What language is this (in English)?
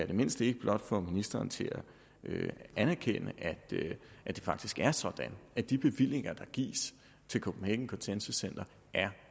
Danish